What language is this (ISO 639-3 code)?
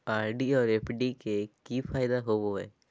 mag